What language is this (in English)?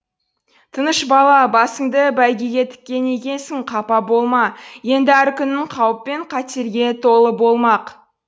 Kazakh